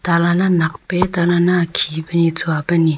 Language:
Wancho Naga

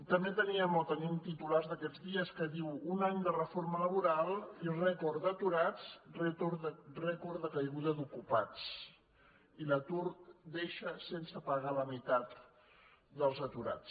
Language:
Catalan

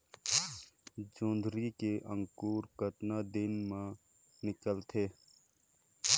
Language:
Chhattisgarhi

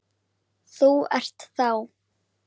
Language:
Icelandic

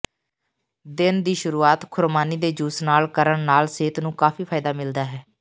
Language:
Punjabi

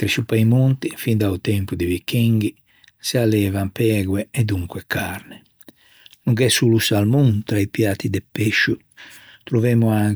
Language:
Ligurian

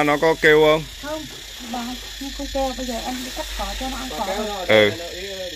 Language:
Vietnamese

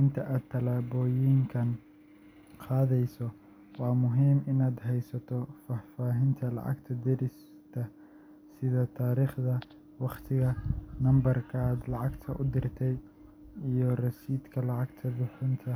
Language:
Somali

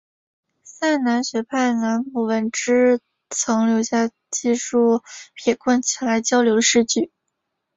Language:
Chinese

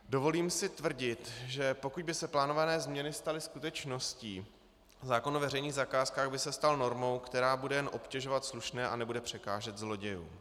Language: Czech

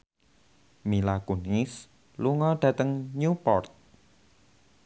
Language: Javanese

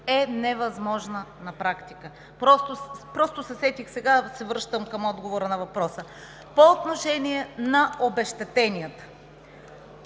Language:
Bulgarian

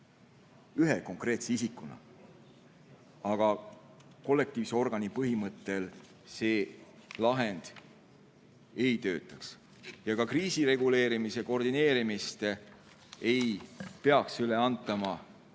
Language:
Estonian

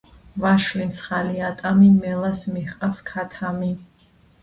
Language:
Georgian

